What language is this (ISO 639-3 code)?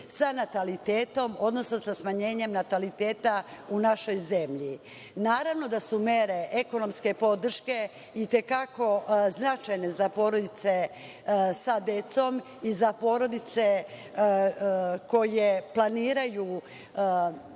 srp